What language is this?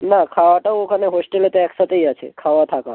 Bangla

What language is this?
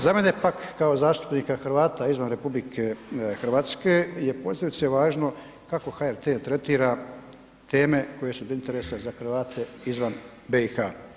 Croatian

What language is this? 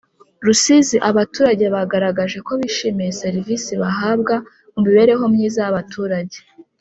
Kinyarwanda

